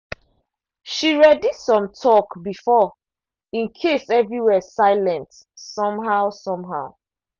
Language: Nigerian Pidgin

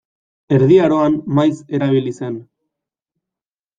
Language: Basque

